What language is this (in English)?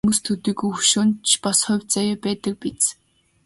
Mongolian